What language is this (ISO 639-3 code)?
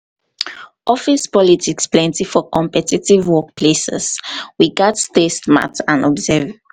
pcm